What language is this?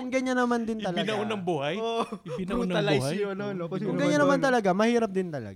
Filipino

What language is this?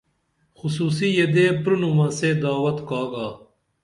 Dameli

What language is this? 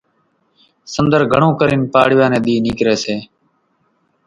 Kachi Koli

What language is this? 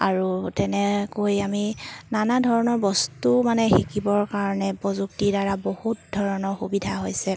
Assamese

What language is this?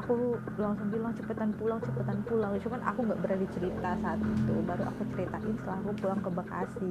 Indonesian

